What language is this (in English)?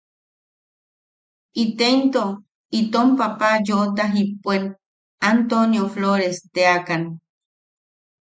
Yaqui